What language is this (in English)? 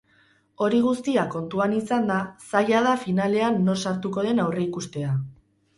Basque